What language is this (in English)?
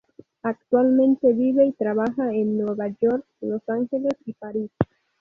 Spanish